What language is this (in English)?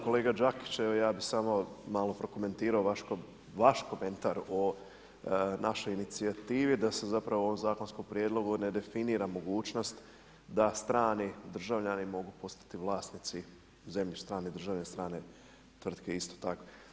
Croatian